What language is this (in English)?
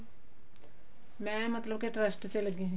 Punjabi